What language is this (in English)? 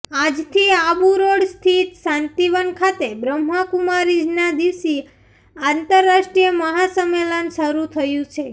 Gujarati